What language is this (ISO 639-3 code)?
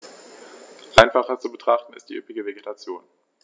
deu